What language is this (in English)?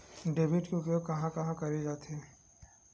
Chhattisgarhi